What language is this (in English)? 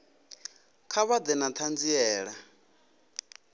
Venda